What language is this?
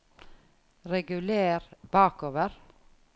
Norwegian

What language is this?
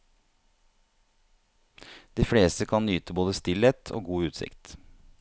Norwegian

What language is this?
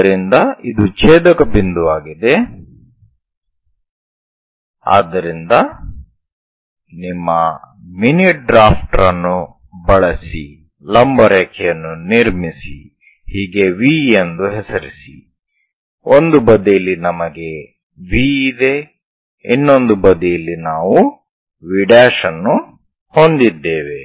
Kannada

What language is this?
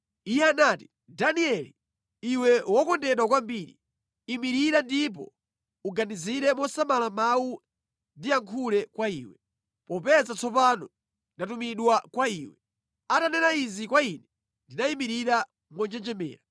Nyanja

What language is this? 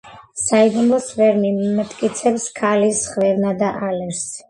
Georgian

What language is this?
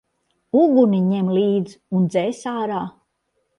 Latvian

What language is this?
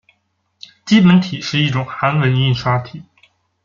Chinese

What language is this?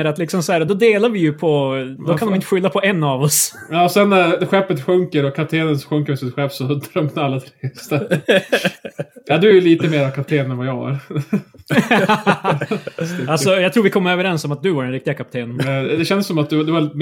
Swedish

